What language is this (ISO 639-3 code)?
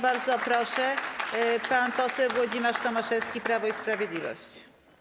pol